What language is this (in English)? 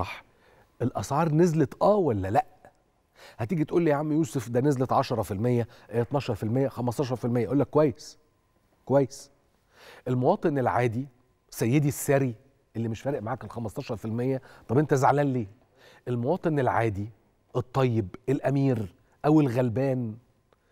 Arabic